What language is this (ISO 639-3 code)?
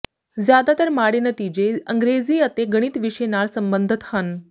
pan